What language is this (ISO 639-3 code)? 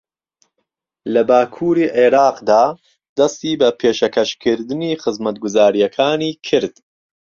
ckb